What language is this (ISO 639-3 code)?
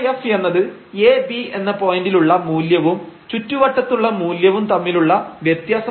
mal